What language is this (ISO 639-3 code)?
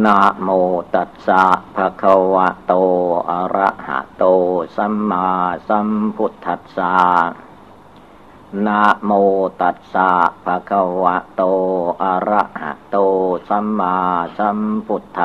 tha